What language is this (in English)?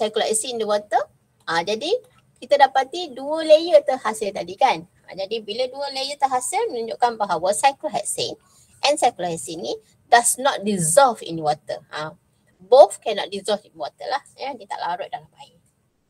Malay